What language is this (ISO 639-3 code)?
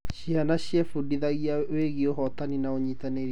kik